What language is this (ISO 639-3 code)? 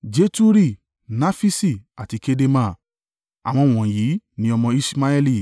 yor